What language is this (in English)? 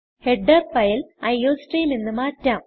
Malayalam